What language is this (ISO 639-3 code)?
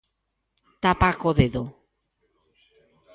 glg